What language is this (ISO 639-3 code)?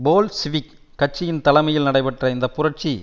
tam